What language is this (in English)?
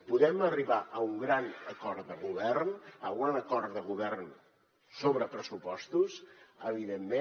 Catalan